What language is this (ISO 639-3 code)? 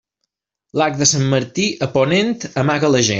cat